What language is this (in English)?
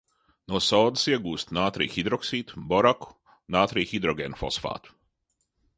Latvian